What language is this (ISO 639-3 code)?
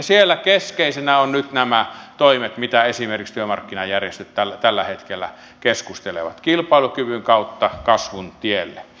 fin